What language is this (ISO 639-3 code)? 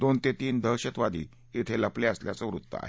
mar